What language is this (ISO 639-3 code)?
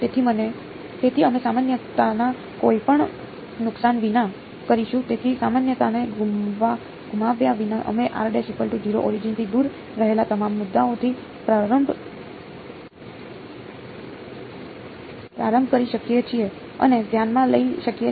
guj